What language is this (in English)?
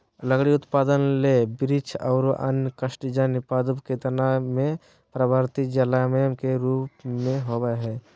Magahi